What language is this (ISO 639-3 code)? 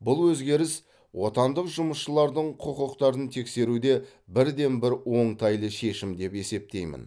kaz